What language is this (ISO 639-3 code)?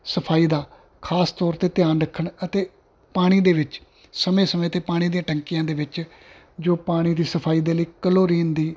pan